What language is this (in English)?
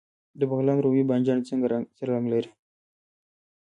Pashto